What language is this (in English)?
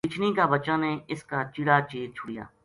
Gujari